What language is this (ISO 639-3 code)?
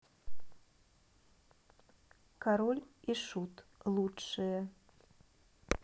rus